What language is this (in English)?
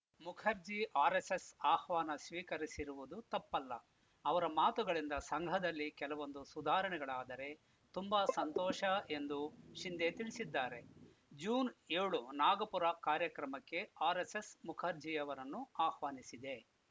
Kannada